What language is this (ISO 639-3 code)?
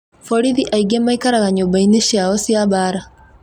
kik